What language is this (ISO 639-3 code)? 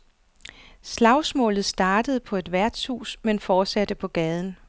dan